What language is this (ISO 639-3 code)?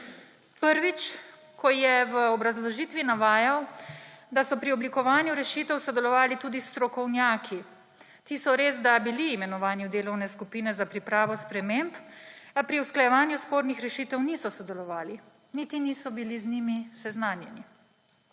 slv